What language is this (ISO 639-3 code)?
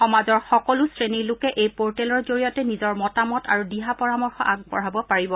asm